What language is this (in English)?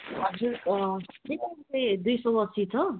Nepali